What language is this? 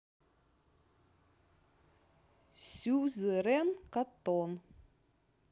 Russian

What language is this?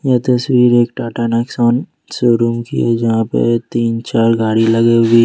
Hindi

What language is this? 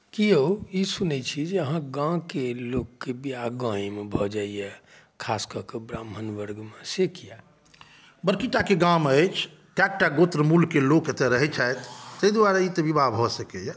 Maithili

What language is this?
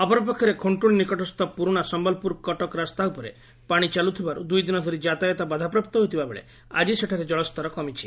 Odia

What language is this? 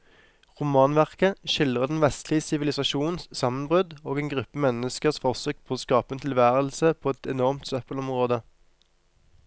Norwegian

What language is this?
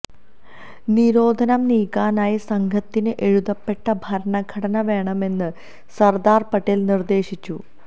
Malayalam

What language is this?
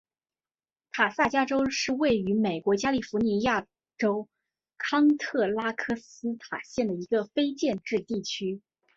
Chinese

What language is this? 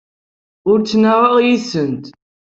Kabyle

